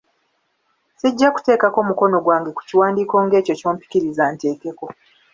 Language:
Ganda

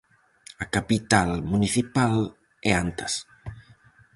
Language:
Galician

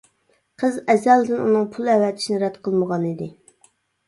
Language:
Uyghur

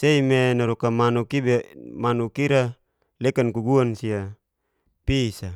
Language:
Geser-Gorom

